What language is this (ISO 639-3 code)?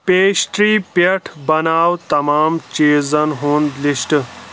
kas